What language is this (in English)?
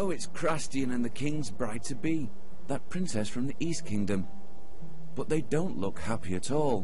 German